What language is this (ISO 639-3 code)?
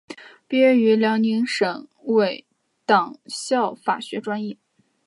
zho